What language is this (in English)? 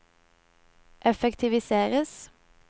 Norwegian